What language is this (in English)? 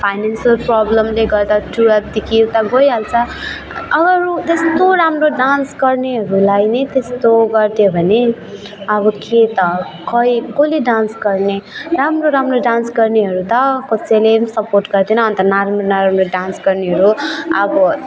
Nepali